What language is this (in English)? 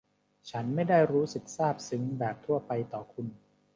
Thai